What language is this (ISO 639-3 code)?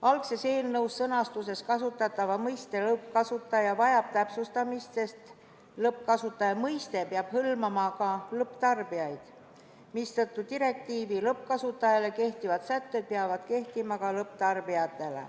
est